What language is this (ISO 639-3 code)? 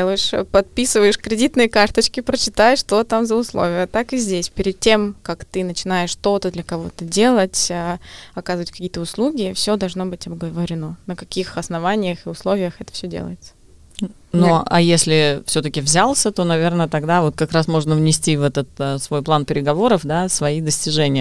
rus